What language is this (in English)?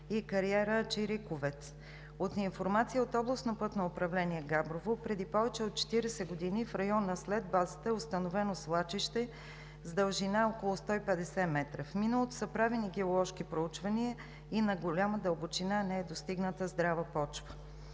Bulgarian